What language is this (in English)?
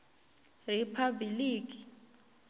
Tsonga